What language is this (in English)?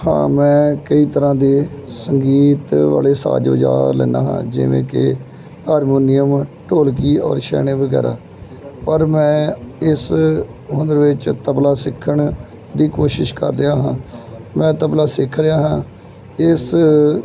Punjabi